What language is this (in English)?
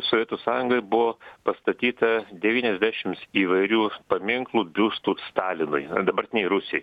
Lithuanian